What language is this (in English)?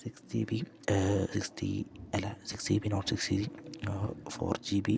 Malayalam